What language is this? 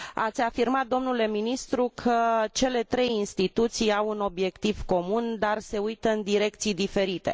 Romanian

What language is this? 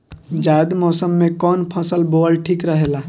Bhojpuri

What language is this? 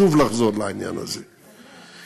Hebrew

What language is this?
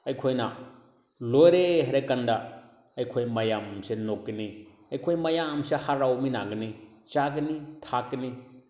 Manipuri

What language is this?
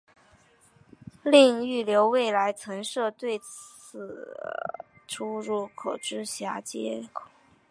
Chinese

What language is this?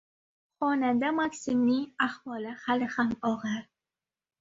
Uzbek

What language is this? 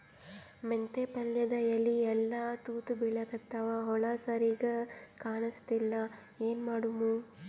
Kannada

